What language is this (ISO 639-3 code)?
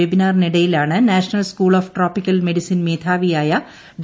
mal